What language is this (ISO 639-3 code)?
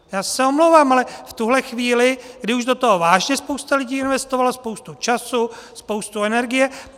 ces